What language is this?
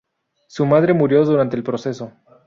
Spanish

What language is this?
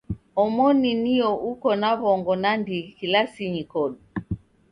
Taita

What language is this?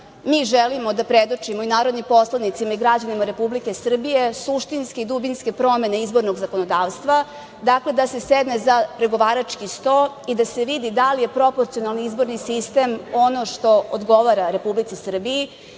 Serbian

